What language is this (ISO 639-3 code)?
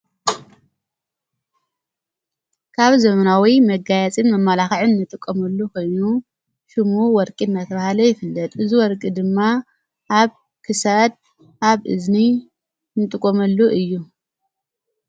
tir